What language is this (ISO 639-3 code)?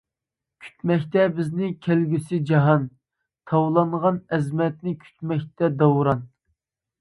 uig